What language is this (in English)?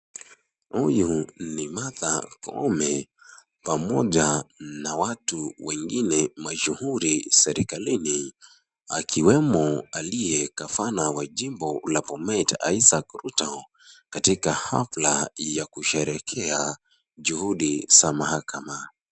Swahili